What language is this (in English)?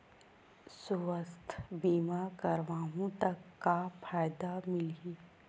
Chhattisgarhi